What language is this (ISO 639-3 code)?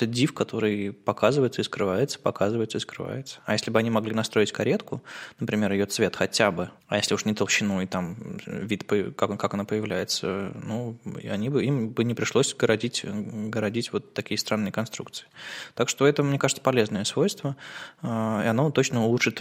rus